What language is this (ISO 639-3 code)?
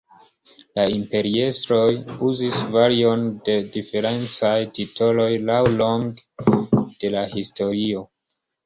epo